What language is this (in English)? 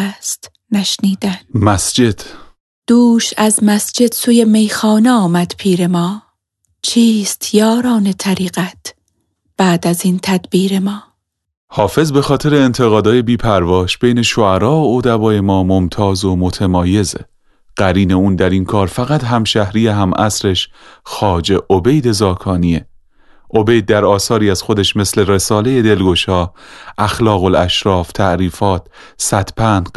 Persian